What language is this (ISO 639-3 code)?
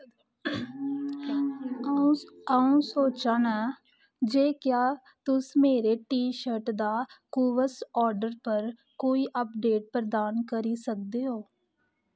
doi